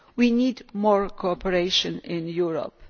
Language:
English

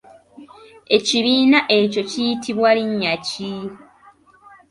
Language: Ganda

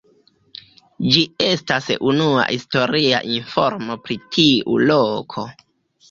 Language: Esperanto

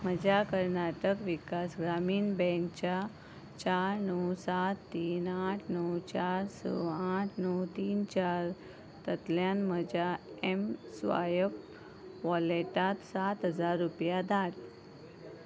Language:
Konkani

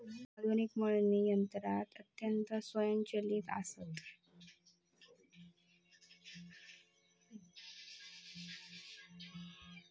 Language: Marathi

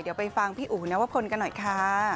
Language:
Thai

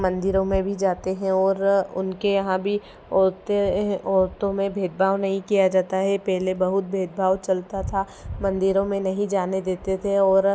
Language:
Hindi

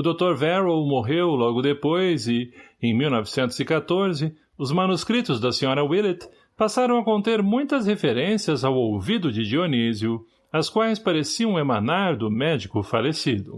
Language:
Portuguese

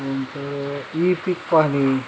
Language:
Marathi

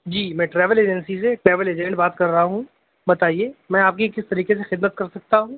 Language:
Urdu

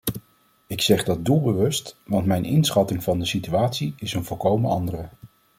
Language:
Dutch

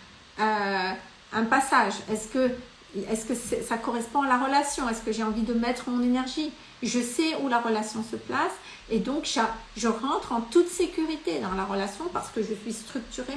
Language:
French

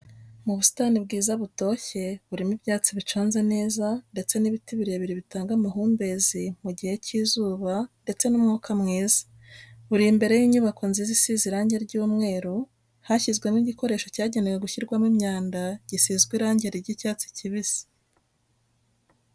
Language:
Kinyarwanda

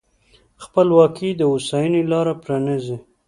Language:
Pashto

